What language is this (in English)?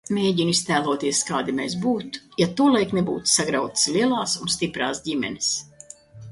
Latvian